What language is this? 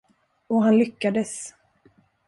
Swedish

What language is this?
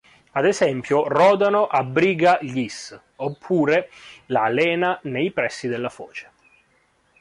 Italian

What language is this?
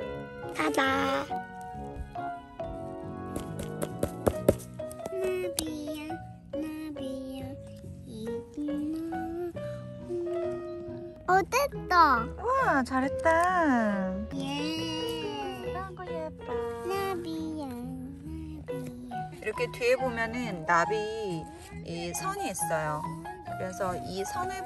Korean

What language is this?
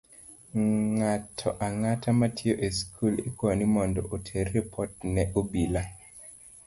Luo (Kenya and Tanzania)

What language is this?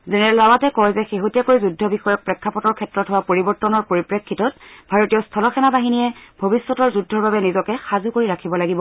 Assamese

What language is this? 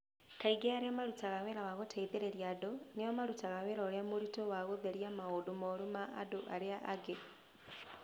Kikuyu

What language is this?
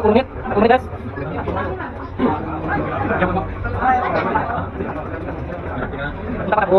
Indonesian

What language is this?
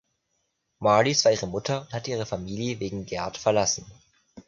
German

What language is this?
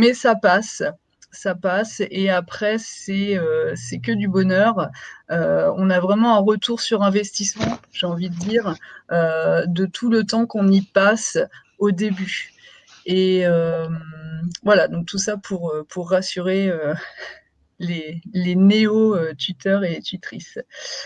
French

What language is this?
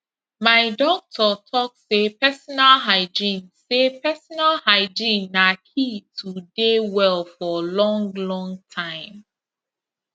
Nigerian Pidgin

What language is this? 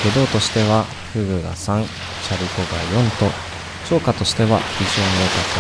Japanese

